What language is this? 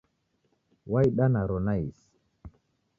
Taita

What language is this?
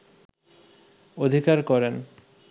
Bangla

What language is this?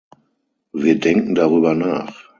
German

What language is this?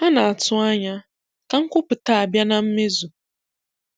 Igbo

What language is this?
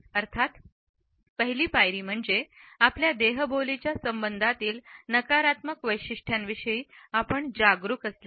Marathi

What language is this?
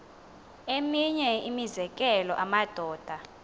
Xhosa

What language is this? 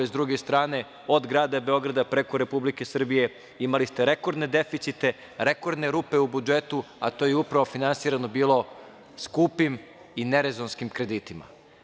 Serbian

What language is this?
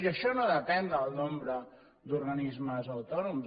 Catalan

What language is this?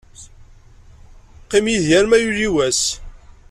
Kabyle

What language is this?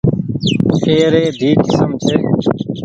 Goaria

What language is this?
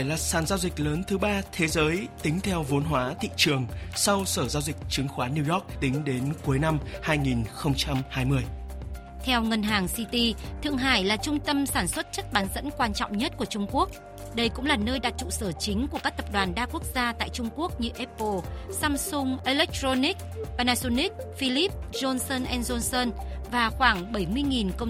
Vietnamese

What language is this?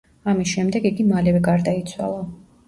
Georgian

